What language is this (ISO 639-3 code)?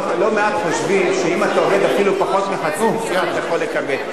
heb